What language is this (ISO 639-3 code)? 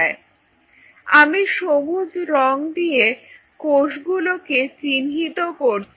ben